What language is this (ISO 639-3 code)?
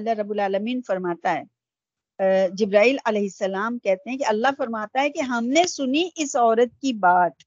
urd